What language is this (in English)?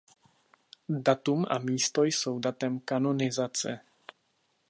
Czech